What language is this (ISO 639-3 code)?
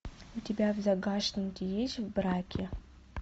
rus